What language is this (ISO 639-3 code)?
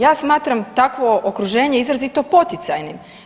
hrv